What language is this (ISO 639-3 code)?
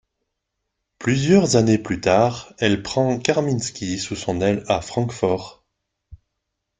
fra